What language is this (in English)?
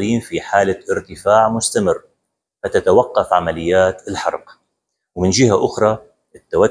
Arabic